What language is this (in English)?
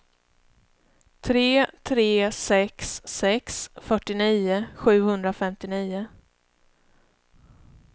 Swedish